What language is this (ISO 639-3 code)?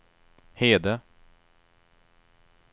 swe